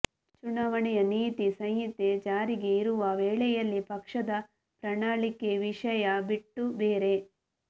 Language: Kannada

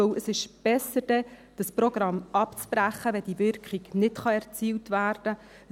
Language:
Swiss German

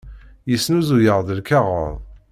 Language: Kabyle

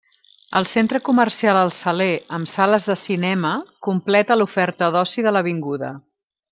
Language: Catalan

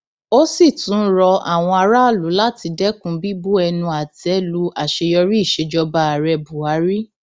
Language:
Yoruba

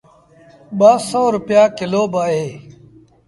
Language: Sindhi Bhil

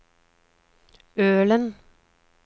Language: Norwegian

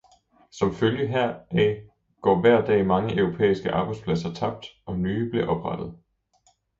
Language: Danish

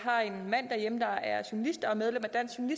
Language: Danish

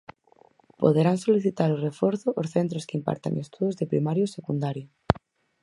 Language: Galician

